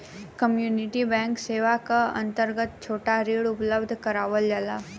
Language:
Bhojpuri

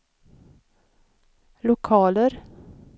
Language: Swedish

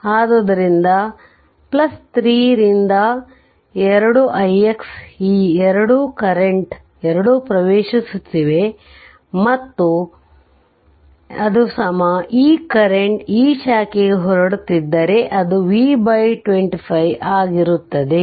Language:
Kannada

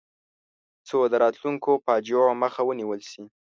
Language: Pashto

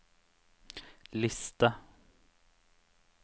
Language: Norwegian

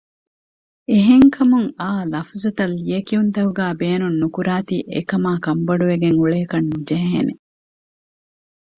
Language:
Divehi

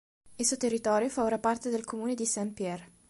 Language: Italian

